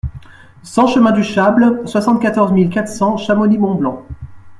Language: French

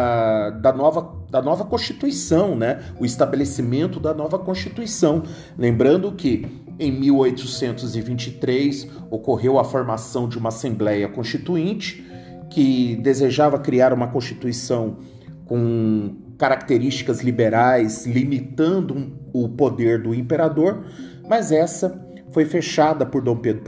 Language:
Portuguese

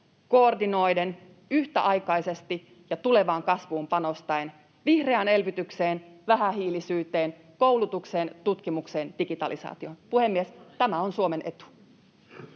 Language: Finnish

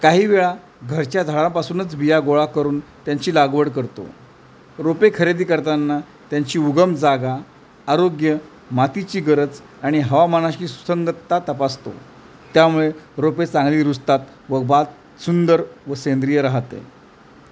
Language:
Marathi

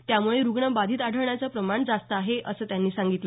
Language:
Marathi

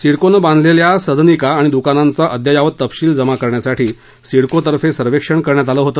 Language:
Marathi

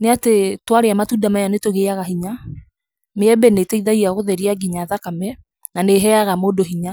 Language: Kikuyu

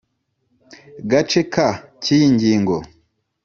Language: Kinyarwanda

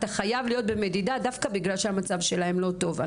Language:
Hebrew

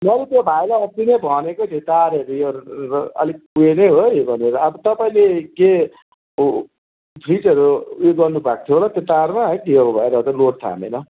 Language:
Nepali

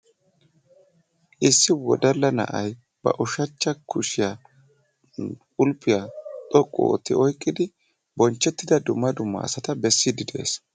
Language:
Wolaytta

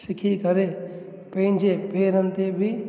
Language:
Sindhi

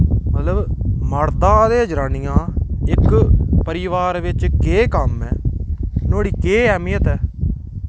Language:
Dogri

